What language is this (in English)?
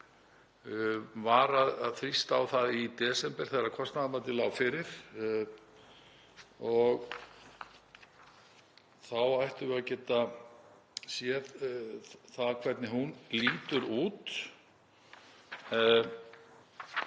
Icelandic